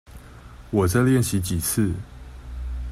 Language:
Chinese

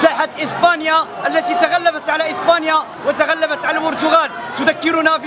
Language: Arabic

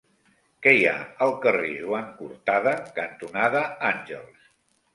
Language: Catalan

